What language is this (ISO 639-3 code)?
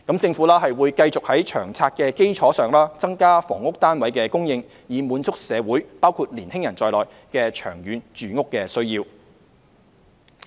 yue